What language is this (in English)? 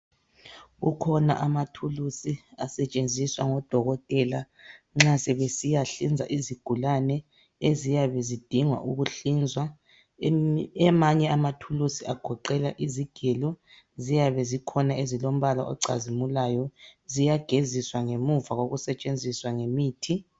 North Ndebele